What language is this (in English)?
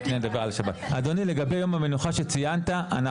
Hebrew